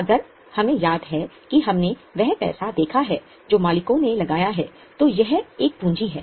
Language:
Hindi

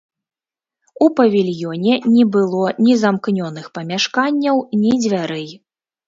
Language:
Belarusian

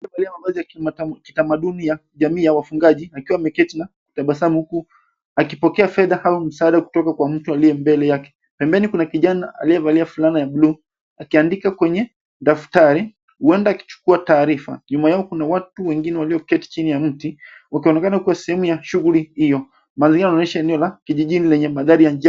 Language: Swahili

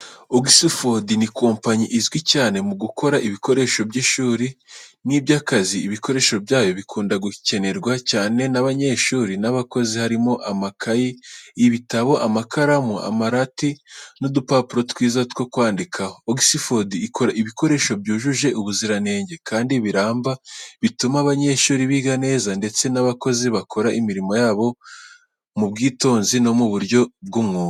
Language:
Kinyarwanda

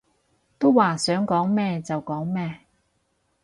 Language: Cantonese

